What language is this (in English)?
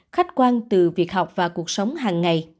Vietnamese